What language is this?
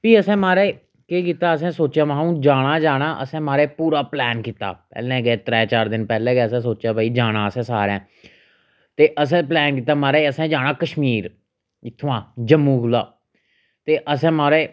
Dogri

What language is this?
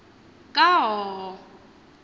Xhosa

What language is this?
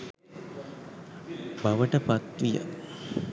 Sinhala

